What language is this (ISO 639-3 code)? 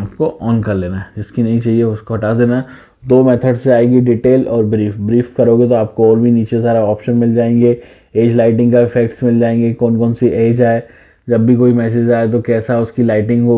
hin